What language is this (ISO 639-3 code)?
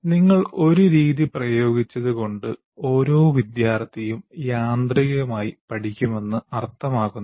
mal